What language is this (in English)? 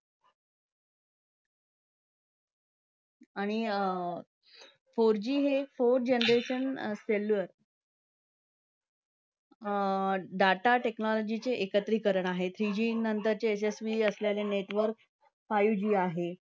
Marathi